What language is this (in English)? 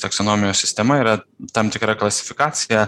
Lithuanian